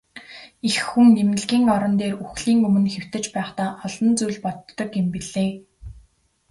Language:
Mongolian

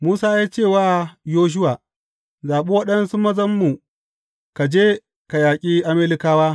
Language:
Hausa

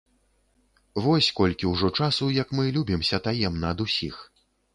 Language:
Belarusian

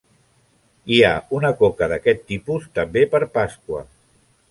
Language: Catalan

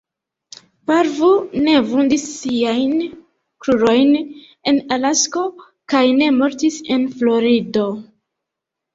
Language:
Esperanto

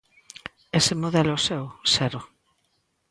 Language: Galician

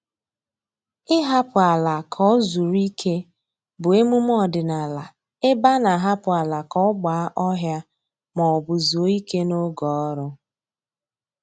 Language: Igbo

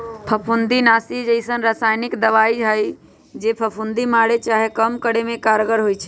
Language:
Magahi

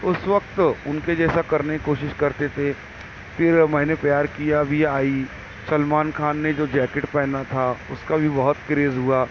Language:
Urdu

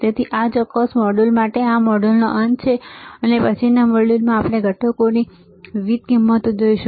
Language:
Gujarati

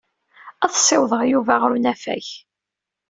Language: Kabyle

